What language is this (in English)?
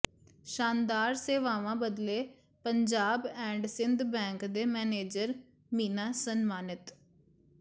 Punjabi